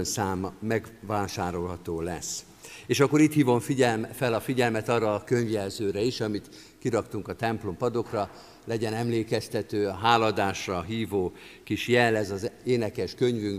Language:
Hungarian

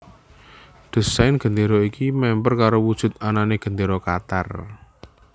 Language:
Javanese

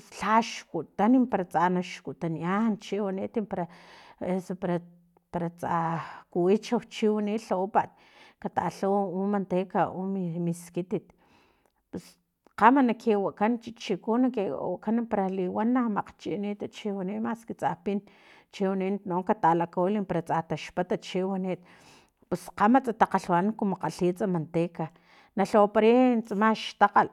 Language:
Filomena Mata-Coahuitlán Totonac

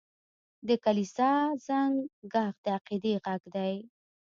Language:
Pashto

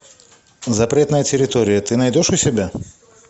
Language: Russian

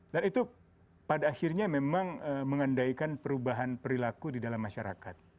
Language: Indonesian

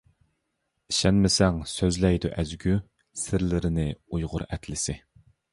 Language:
Uyghur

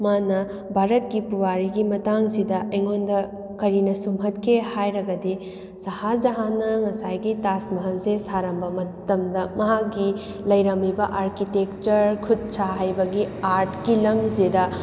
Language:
Manipuri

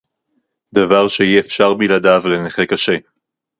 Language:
Hebrew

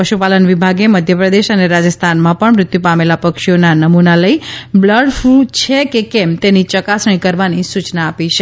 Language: Gujarati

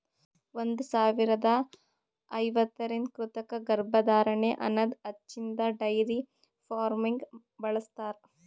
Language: Kannada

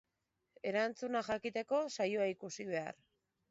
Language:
Basque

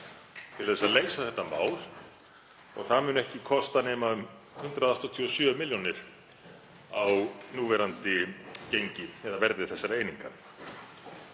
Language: Icelandic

